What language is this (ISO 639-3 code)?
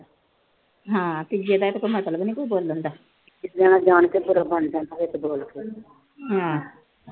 pan